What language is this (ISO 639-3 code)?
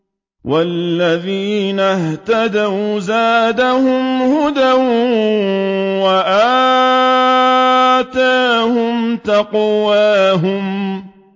ara